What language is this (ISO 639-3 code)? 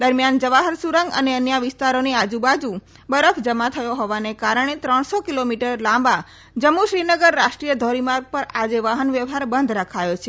guj